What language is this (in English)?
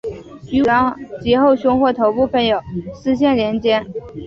Chinese